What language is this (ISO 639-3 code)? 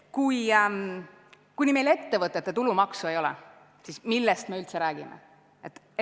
est